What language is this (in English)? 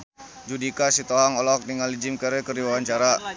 Sundanese